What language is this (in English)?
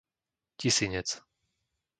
Slovak